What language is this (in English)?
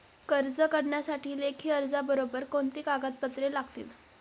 Marathi